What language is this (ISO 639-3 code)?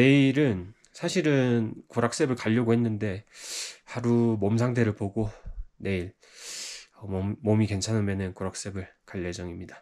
kor